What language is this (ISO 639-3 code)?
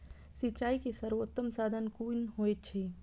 mai